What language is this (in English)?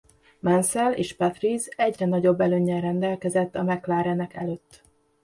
Hungarian